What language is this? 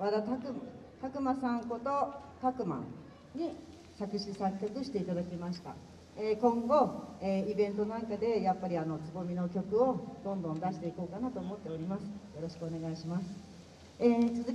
Japanese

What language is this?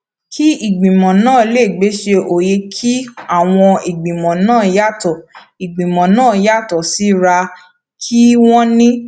Yoruba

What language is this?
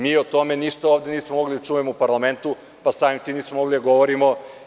Serbian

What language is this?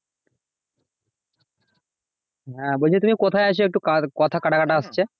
Bangla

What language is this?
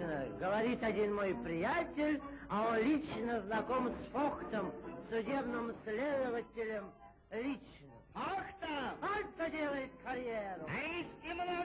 Russian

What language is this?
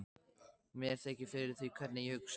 Icelandic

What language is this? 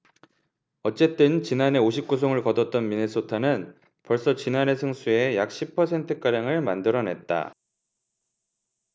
Korean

